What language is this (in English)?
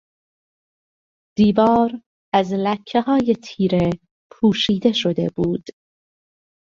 Persian